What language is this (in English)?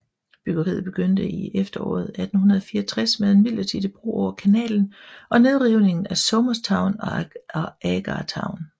Danish